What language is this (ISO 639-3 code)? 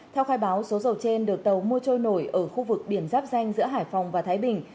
vie